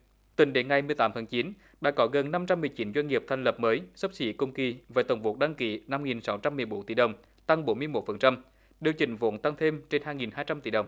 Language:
Vietnamese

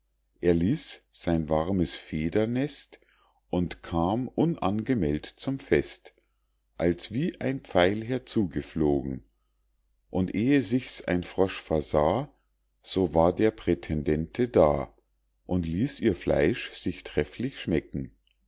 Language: German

